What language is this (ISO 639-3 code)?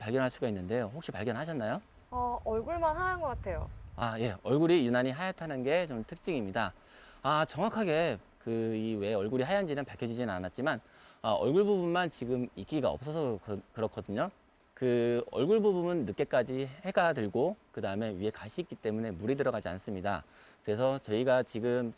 kor